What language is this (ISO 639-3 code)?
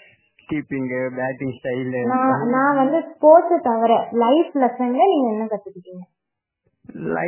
tam